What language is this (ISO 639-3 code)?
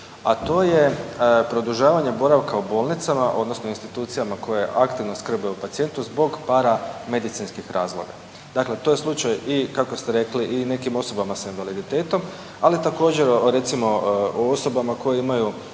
hrv